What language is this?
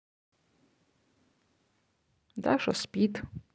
Russian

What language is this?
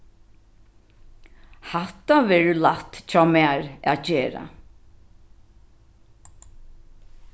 Faroese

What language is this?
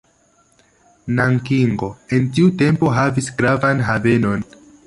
Esperanto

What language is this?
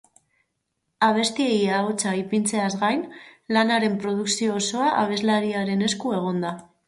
Basque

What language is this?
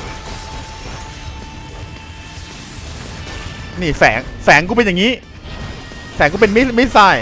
Thai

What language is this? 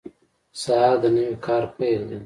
Pashto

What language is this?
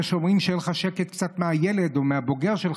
Hebrew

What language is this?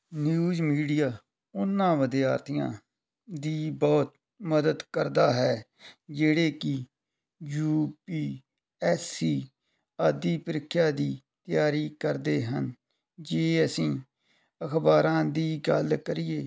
Punjabi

